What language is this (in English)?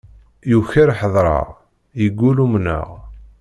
Kabyle